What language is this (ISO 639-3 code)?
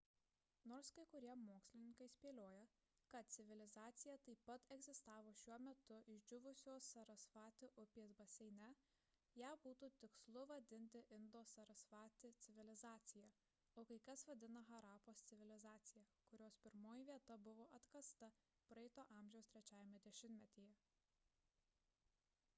lit